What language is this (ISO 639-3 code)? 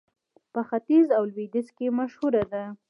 pus